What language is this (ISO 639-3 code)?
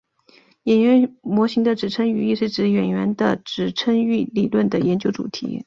zho